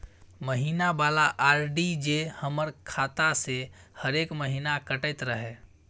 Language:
Maithili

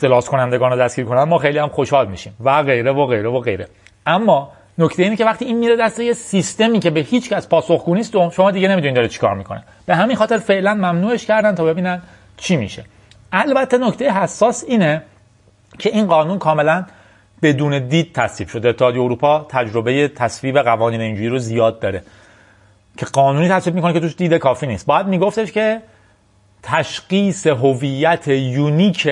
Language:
Persian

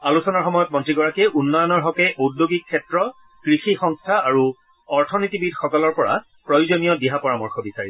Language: Assamese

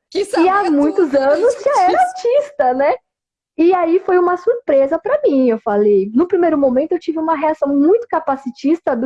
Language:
Portuguese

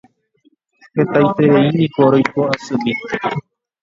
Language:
Guarani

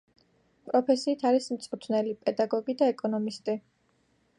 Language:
Georgian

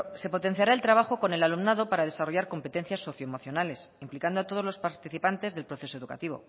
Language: Spanish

